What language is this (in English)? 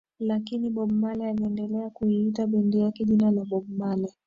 Swahili